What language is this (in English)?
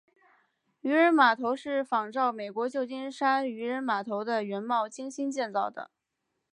Chinese